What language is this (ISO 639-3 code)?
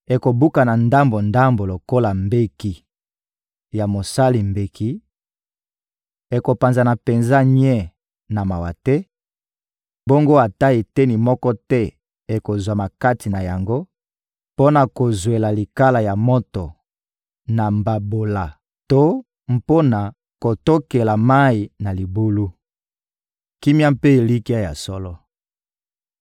lin